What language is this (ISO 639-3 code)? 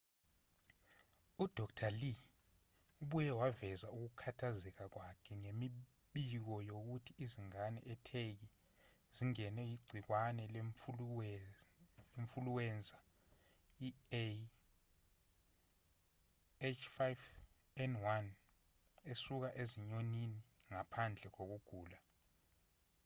zul